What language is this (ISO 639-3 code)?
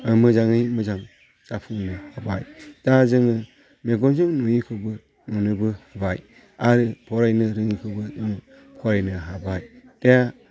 brx